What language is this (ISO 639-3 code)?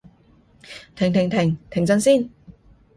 yue